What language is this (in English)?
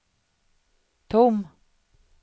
Swedish